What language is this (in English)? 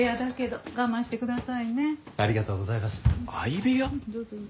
Japanese